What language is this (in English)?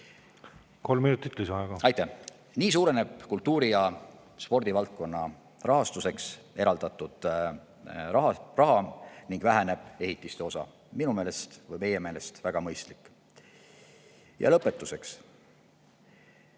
Estonian